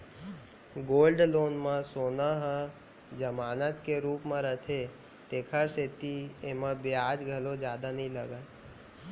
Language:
Chhattisgarhi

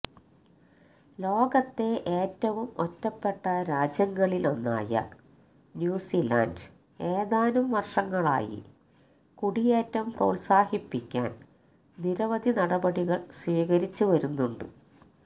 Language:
Malayalam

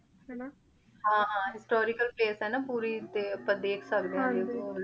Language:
Punjabi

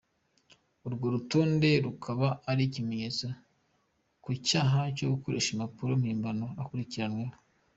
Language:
Kinyarwanda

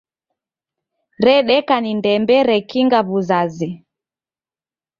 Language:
Taita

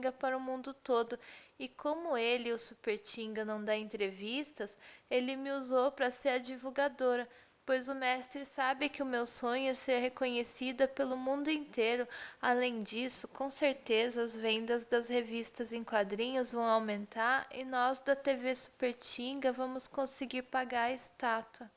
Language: Portuguese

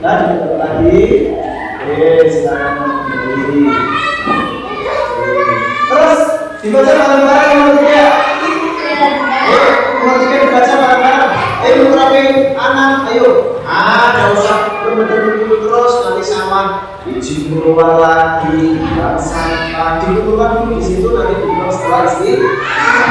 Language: Indonesian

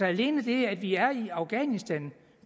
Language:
Danish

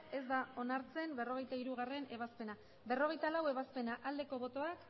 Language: Basque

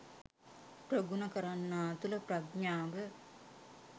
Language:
Sinhala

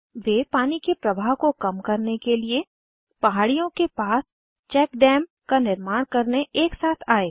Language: Hindi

